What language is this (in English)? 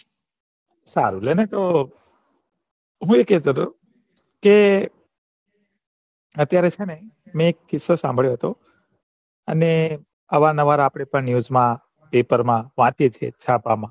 Gujarati